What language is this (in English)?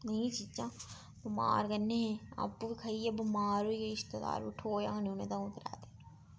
Dogri